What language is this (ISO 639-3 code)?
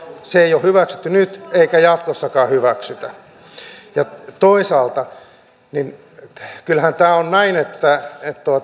fin